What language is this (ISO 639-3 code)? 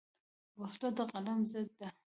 pus